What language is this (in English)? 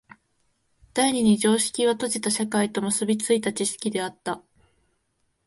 Japanese